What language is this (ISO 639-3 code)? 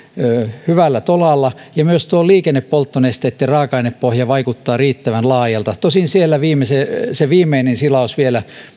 fin